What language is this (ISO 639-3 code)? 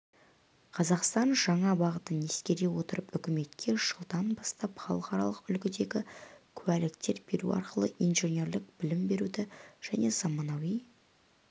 kaz